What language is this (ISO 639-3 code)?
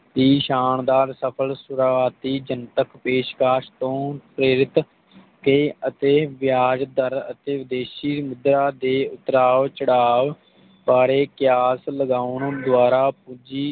pan